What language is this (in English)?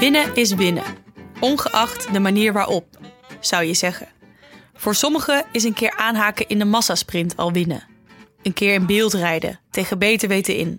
Dutch